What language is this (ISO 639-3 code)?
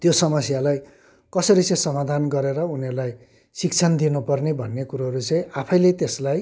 nep